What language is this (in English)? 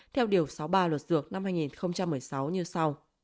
Vietnamese